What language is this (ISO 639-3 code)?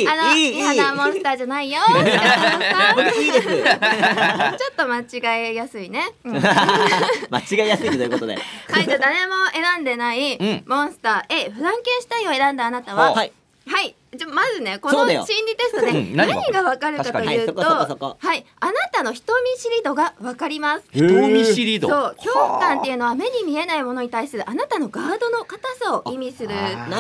jpn